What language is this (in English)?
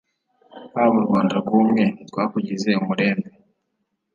Kinyarwanda